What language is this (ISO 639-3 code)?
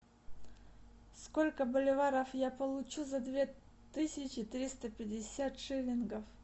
rus